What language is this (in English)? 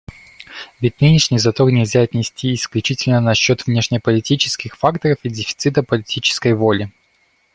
Russian